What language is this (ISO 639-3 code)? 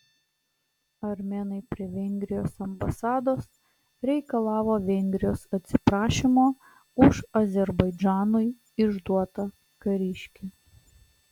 lit